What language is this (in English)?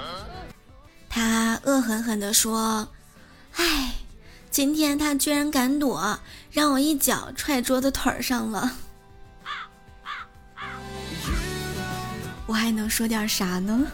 Chinese